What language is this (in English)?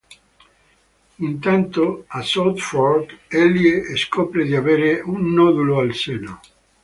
Italian